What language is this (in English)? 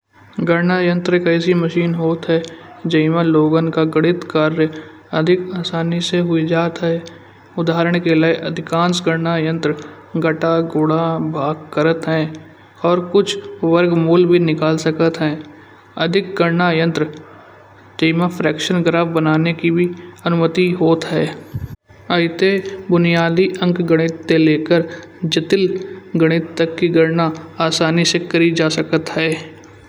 Kanauji